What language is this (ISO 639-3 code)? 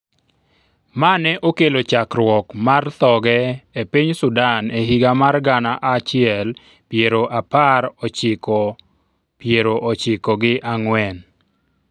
luo